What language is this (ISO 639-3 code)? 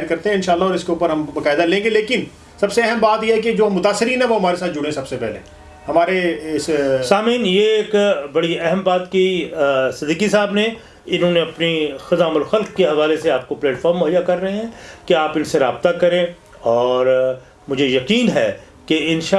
urd